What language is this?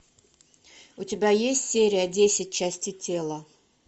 Russian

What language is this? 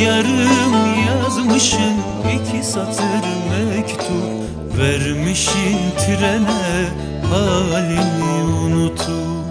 Turkish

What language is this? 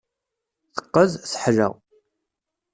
Kabyle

